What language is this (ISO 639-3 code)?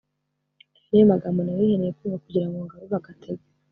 kin